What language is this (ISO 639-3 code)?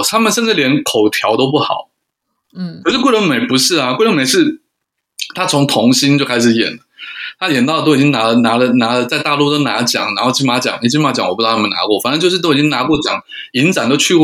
zho